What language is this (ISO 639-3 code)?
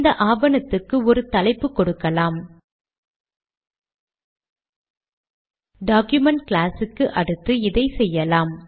tam